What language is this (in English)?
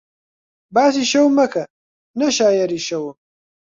Central Kurdish